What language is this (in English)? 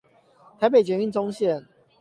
Chinese